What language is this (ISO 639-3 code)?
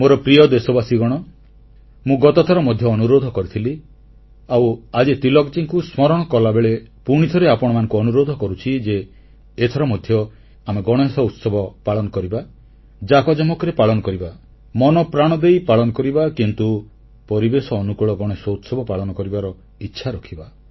ori